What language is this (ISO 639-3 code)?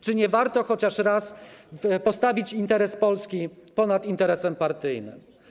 pol